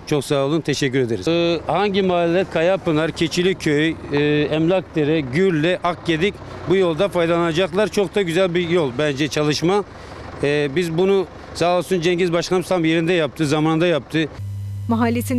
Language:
Turkish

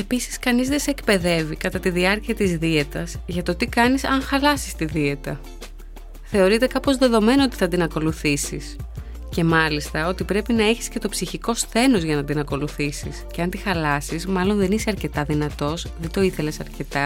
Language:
Greek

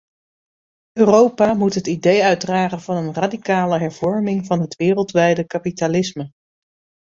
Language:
Dutch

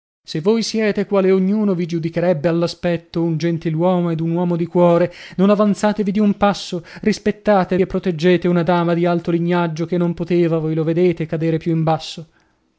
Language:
Italian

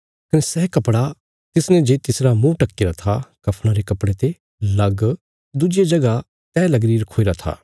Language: Bilaspuri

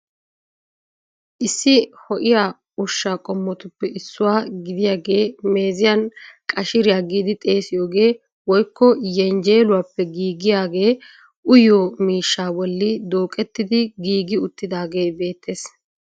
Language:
Wolaytta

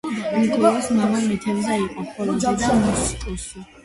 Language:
Georgian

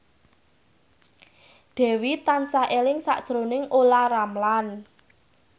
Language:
Javanese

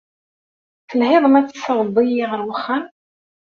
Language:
Kabyle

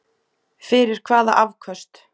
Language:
Icelandic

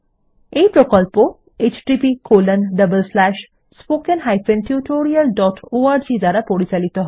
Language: Bangla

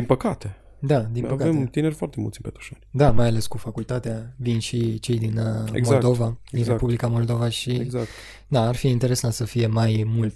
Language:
Romanian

